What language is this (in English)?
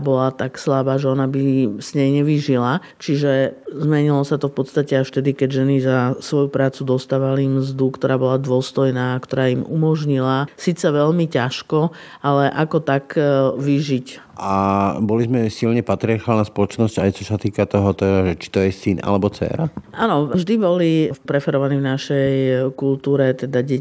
Slovak